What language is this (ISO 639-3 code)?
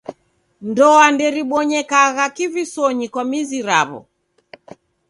dav